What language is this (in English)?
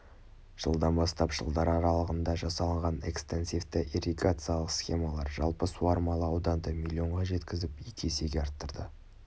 Kazakh